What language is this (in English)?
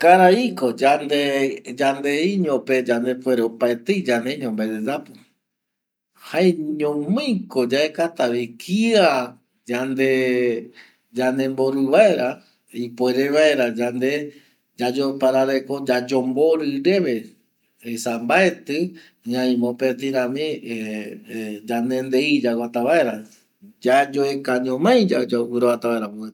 Eastern Bolivian Guaraní